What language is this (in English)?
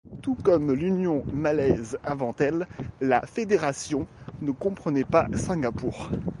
French